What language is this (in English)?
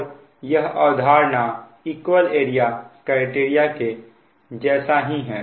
Hindi